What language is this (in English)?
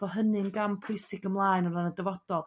Welsh